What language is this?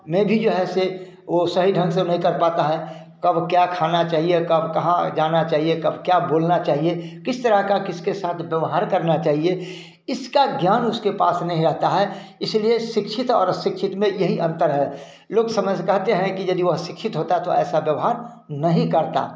Hindi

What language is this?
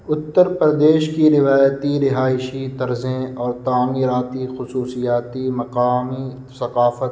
Urdu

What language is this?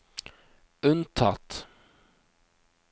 Norwegian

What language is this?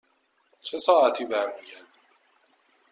Persian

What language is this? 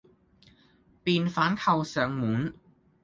Cantonese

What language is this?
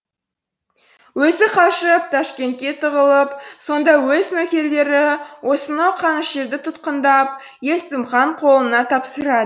Kazakh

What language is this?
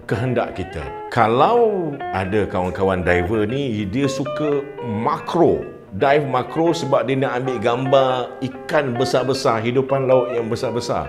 Malay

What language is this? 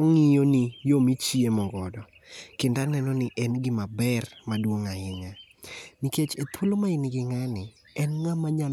Luo (Kenya and Tanzania)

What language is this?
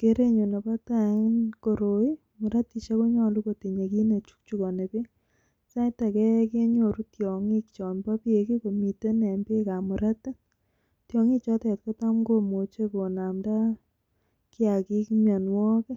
Kalenjin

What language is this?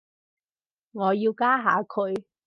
Cantonese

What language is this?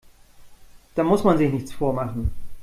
German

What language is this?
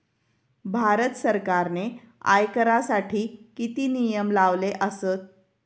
Marathi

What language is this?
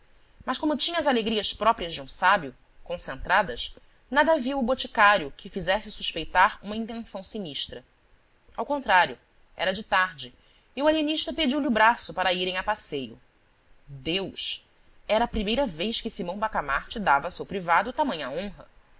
Portuguese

